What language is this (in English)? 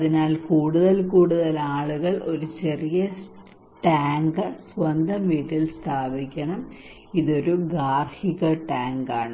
Malayalam